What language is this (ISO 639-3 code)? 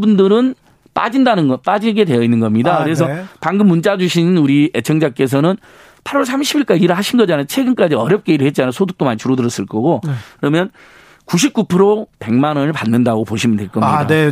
kor